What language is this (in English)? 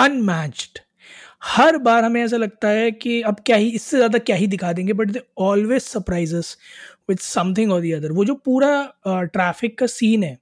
Hindi